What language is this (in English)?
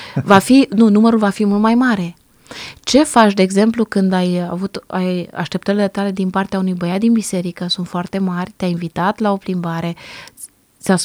Romanian